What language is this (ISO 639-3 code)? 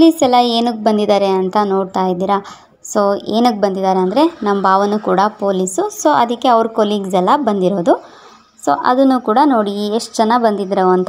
ara